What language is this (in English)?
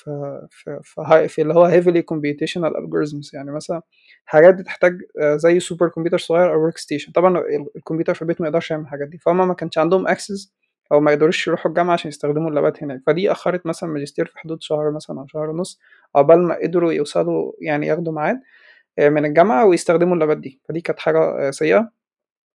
Arabic